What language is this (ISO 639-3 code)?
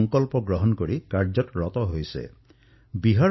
asm